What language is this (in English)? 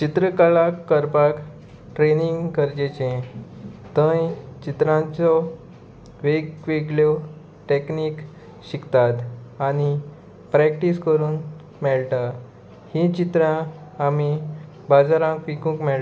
Konkani